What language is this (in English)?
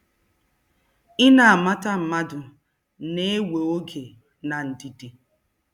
Igbo